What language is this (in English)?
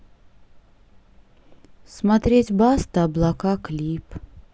Russian